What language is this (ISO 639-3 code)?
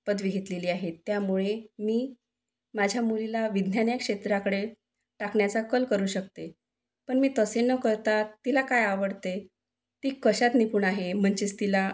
mar